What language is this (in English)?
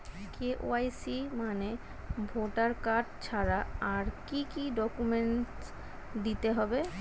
Bangla